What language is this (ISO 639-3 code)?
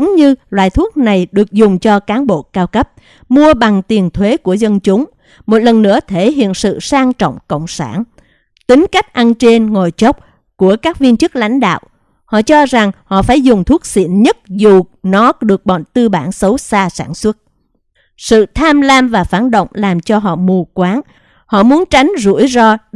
vie